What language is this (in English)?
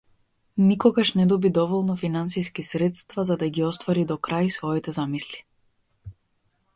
Macedonian